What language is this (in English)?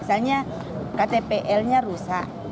Indonesian